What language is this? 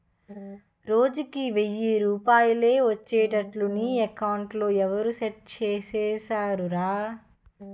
Telugu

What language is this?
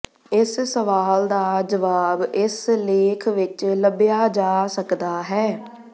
Punjabi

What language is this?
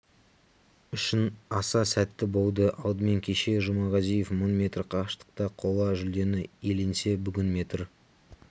Kazakh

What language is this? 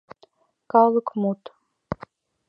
Mari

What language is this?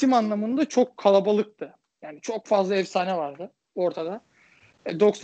Turkish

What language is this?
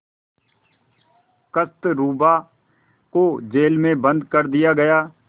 Hindi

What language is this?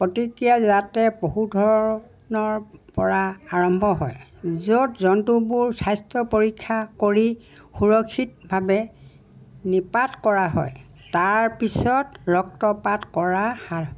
Assamese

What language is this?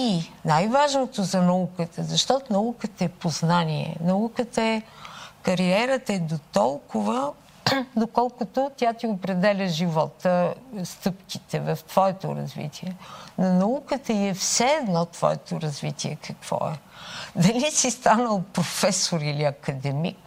Bulgarian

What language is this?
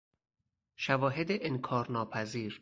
Persian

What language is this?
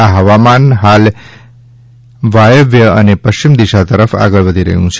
Gujarati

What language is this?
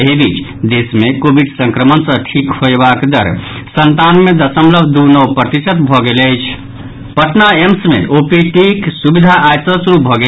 Maithili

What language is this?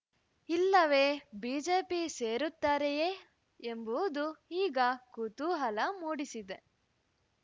Kannada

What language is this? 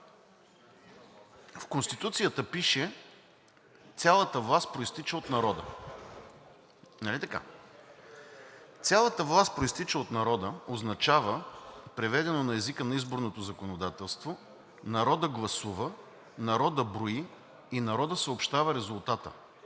Bulgarian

